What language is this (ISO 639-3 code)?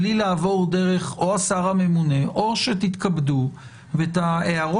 heb